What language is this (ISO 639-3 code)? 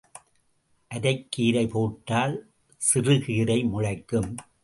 tam